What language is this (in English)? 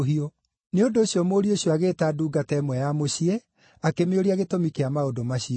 Kikuyu